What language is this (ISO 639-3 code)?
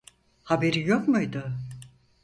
tur